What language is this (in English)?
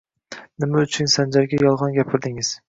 Uzbek